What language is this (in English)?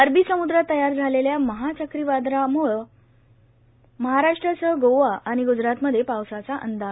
Marathi